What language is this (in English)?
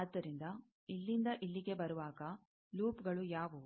Kannada